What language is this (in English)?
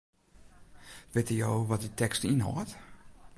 Western Frisian